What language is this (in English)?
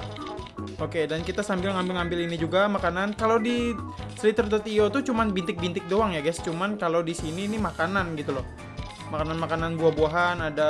Indonesian